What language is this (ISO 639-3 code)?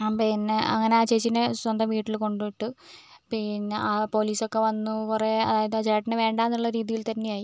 mal